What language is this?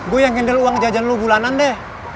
Indonesian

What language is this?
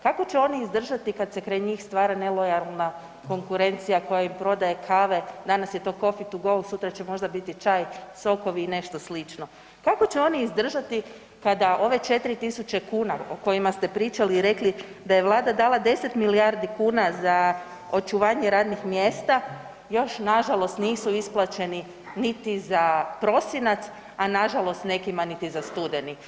Croatian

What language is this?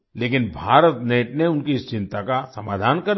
Hindi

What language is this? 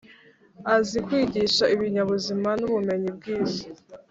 Kinyarwanda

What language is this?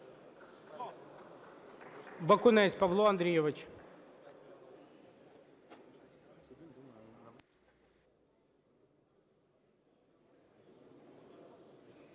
Ukrainian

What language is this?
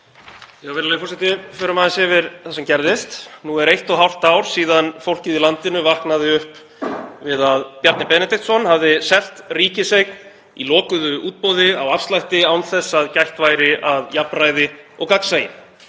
Icelandic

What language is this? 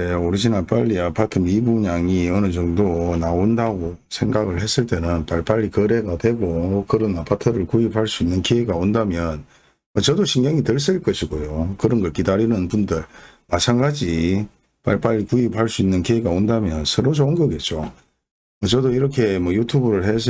Korean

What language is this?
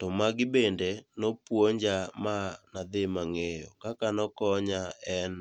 Luo (Kenya and Tanzania)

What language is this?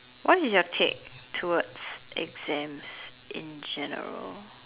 English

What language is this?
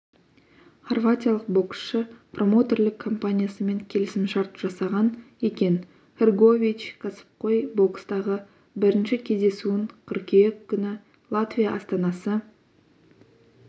Kazakh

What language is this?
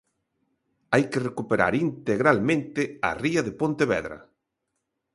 Galician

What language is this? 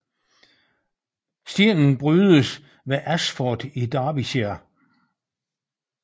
Danish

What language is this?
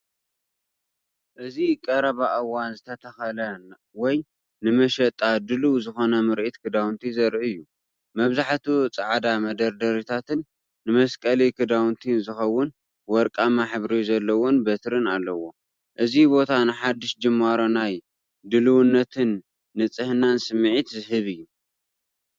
Tigrinya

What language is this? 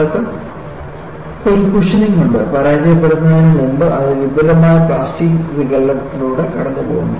Malayalam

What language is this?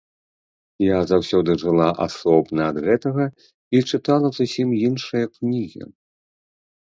Belarusian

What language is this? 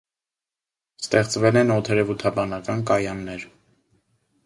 Armenian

